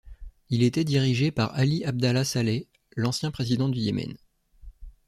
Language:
French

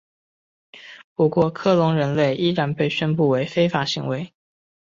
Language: Chinese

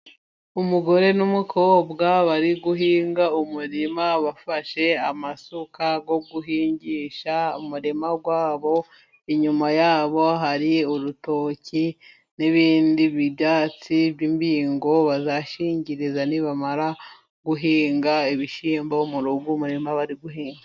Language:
Kinyarwanda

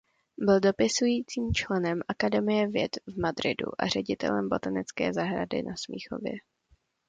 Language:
Czech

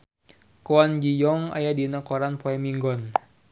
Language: Sundanese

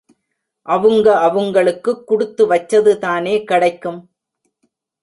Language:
Tamil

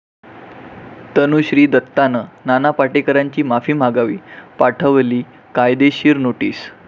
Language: Marathi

